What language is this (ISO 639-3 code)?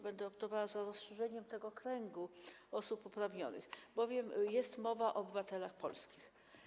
pol